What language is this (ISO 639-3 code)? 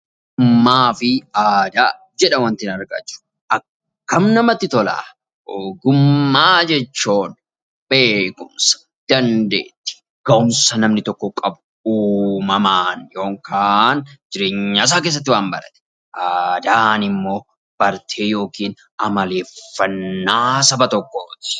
orm